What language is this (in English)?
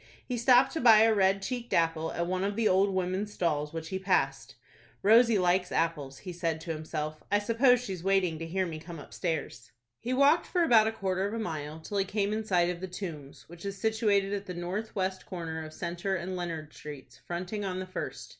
English